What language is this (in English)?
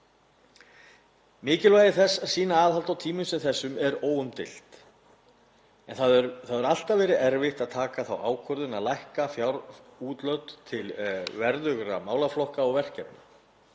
Icelandic